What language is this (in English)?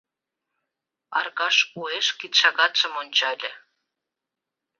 Mari